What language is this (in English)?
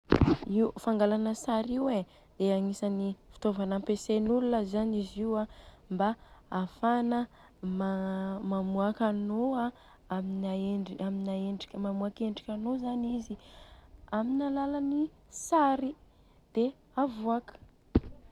Southern Betsimisaraka Malagasy